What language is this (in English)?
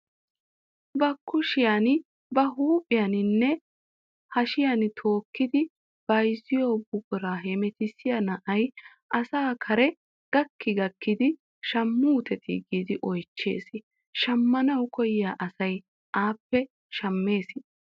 Wolaytta